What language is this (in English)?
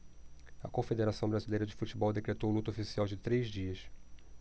Portuguese